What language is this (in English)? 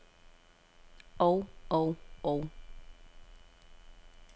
Danish